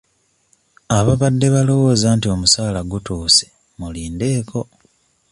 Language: Ganda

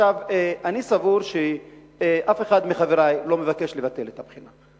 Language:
Hebrew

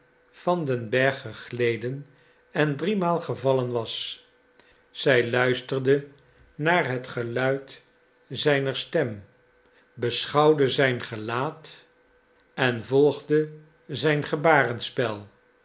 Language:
Dutch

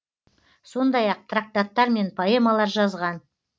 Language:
Kazakh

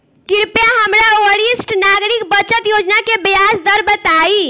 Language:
Bhojpuri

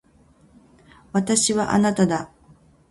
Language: Japanese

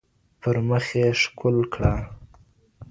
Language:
Pashto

